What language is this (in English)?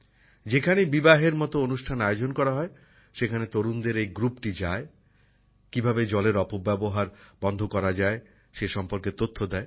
Bangla